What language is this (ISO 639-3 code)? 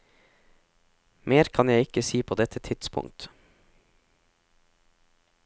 nor